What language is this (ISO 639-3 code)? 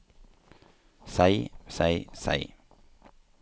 nor